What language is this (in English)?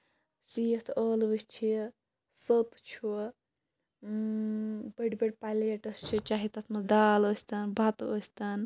Kashmiri